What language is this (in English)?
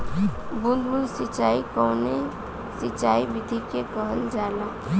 Bhojpuri